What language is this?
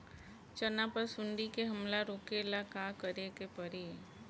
Bhojpuri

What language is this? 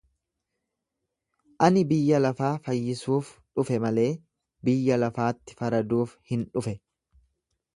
Oromo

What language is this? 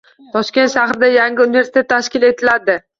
Uzbek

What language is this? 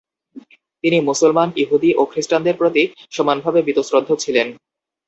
Bangla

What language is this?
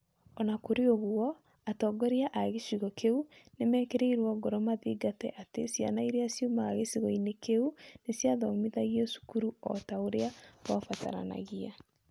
Kikuyu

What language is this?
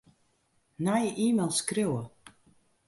Western Frisian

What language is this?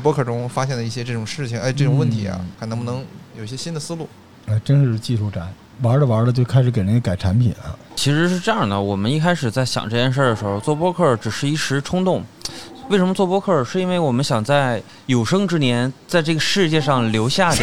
Chinese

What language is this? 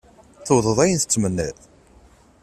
Kabyle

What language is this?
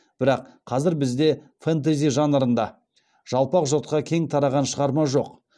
Kazakh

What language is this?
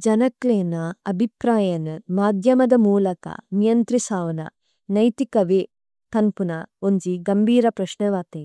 Tulu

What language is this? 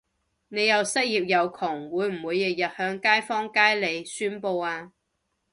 Cantonese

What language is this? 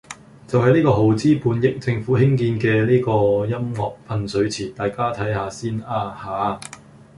Cantonese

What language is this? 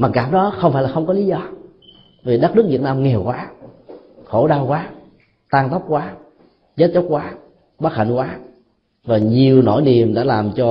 Vietnamese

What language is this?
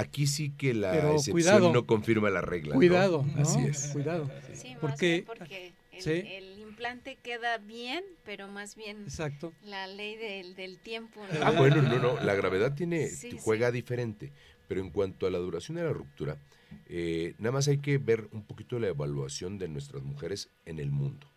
Spanish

